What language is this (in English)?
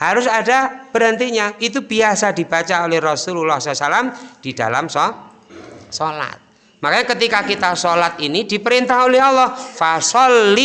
Indonesian